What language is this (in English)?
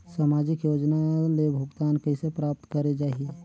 Chhattisgarhi